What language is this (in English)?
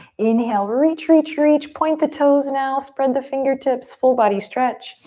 English